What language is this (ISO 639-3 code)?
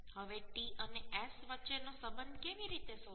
guj